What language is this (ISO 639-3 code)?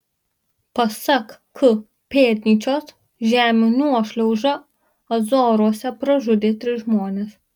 lit